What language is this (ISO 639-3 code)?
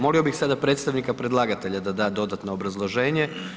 hrv